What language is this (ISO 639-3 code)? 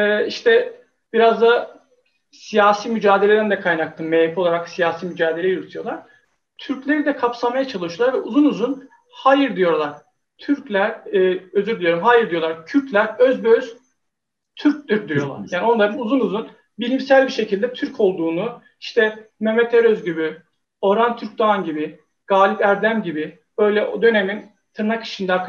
tur